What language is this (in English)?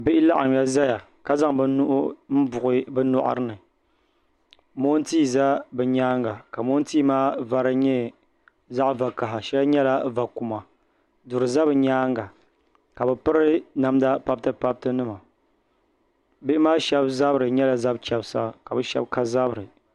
Dagbani